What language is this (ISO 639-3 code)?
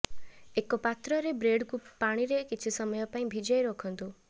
ori